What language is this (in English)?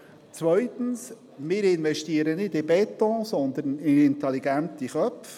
Swiss German